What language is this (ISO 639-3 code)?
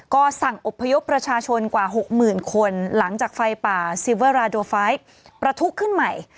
tha